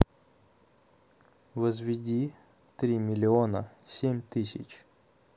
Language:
Russian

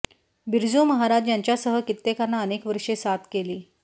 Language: Marathi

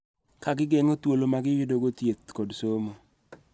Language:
Luo (Kenya and Tanzania)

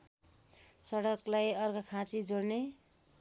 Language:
Nepali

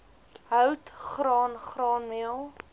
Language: Afrikaans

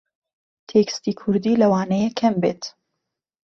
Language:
Central Kurdish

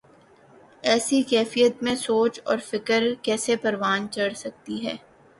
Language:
Urdu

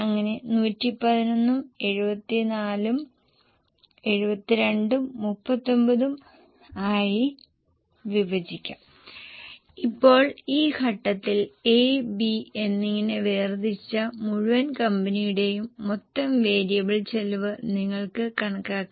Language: Malayalam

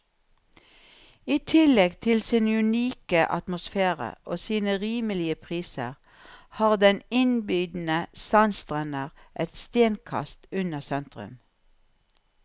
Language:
Norwegian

